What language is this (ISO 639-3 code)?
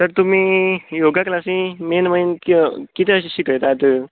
kok